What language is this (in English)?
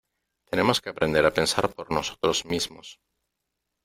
Spanish